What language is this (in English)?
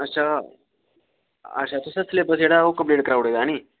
Dogri